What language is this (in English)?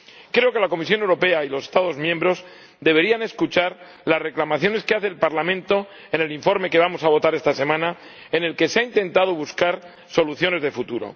Spanish